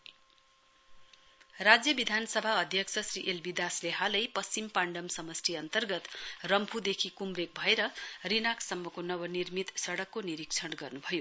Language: Nepali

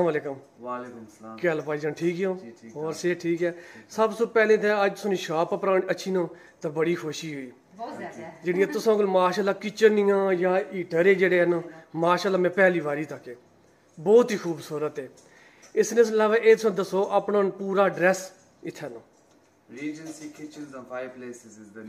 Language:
Punjabi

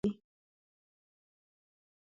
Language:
Pashto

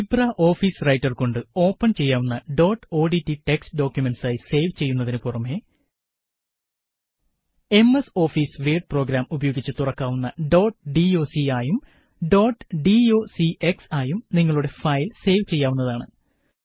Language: Malayalam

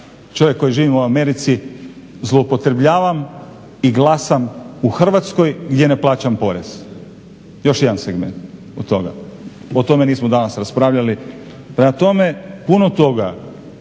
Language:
Croatian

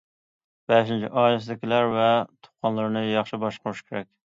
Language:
Uyghur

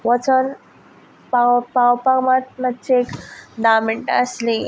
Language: Konkani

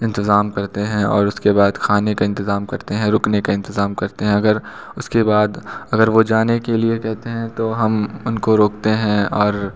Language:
Hindi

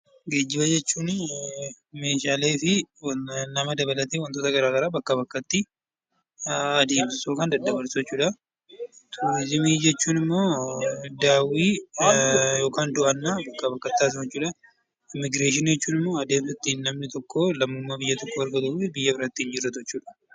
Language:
Oromo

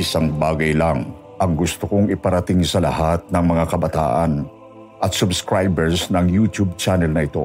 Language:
Filipino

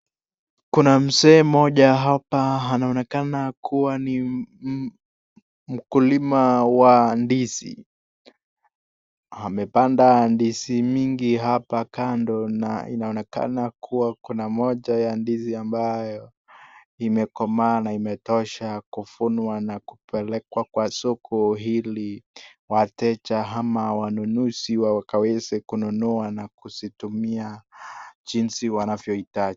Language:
Swahili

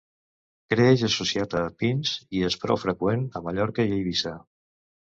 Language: Catalan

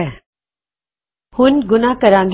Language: Punjabi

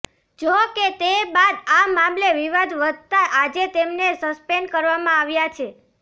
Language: Gujarati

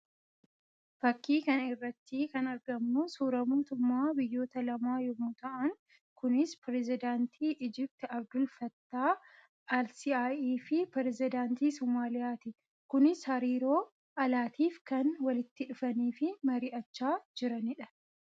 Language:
Oromo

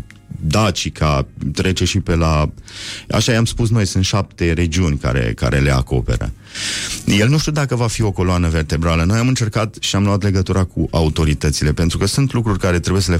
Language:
Romanian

